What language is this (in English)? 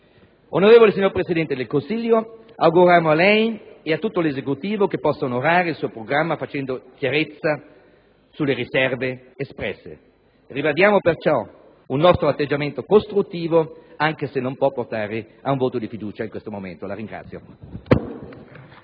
Italian